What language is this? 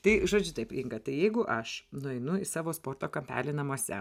Lithuanian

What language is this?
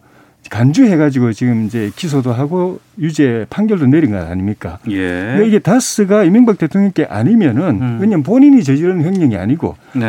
Korean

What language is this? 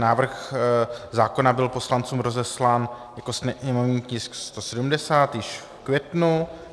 Czech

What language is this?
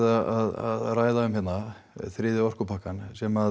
Icelandic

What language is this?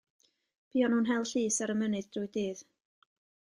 Welsh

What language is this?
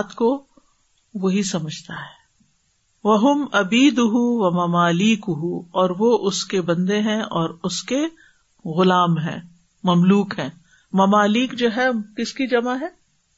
Urdu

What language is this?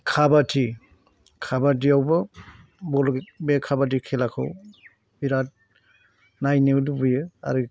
Bodo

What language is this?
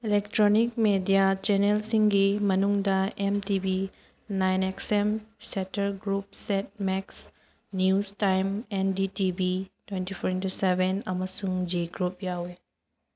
Manipuri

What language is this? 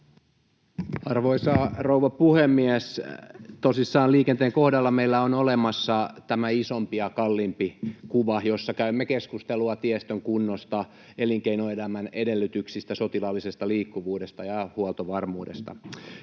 Finnish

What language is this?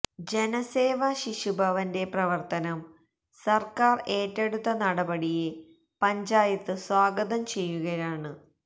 Malayalam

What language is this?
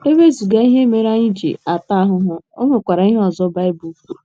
Igbo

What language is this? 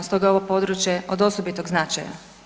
Croatian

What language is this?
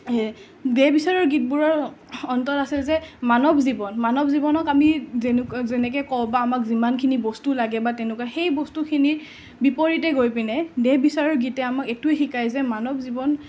Assamese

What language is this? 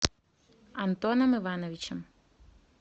Russian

